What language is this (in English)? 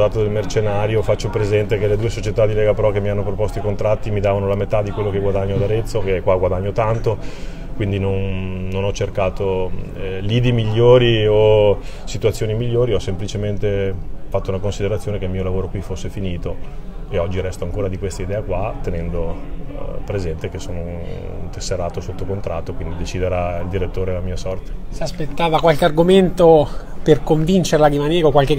Italian